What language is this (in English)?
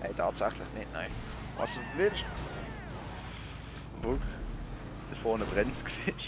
German